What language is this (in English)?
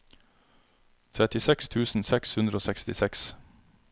Norwegian